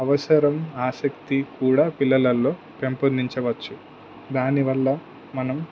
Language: Telugu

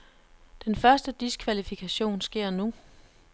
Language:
Danish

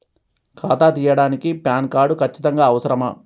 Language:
Telugu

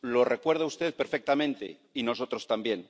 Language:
Spanish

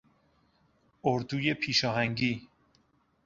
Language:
Persian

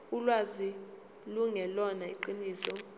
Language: Zulu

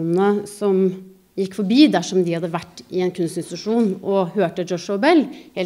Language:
Norwegian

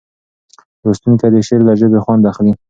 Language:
Pashto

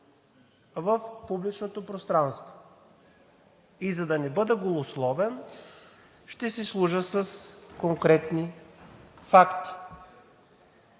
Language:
Bulgarian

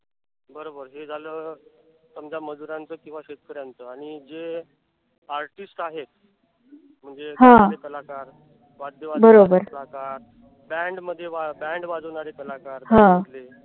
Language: Marathi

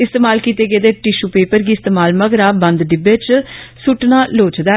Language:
Dogri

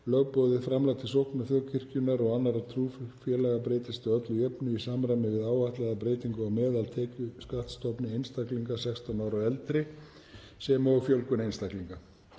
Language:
Icelandic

